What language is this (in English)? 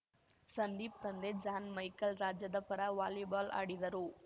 Kannada